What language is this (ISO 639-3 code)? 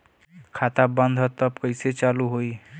bho